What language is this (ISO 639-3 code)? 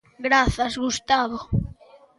glg